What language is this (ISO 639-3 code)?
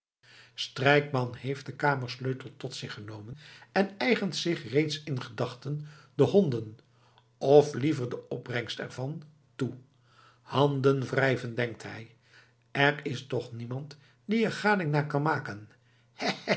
nld